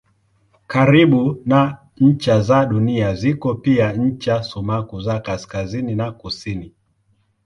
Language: Swahili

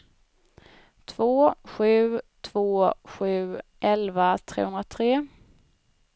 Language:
Swedish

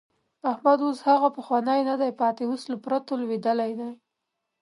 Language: Pashto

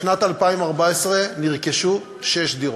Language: Hebrew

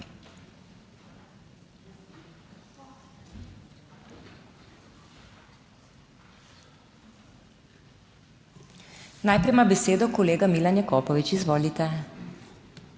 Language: Slovenian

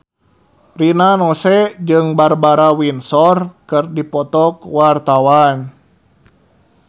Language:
Sundanese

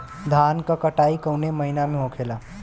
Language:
Bhojpuri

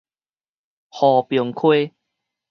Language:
Min Nan Chinese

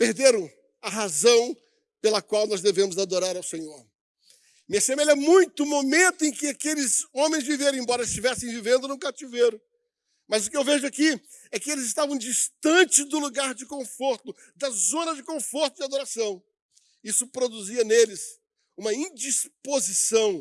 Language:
Portuguese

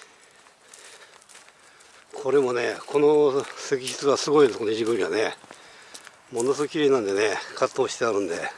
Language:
Japanese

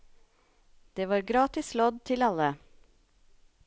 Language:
Norwegian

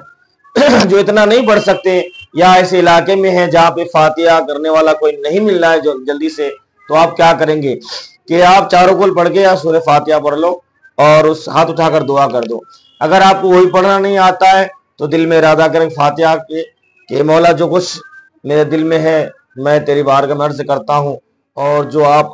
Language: Hindi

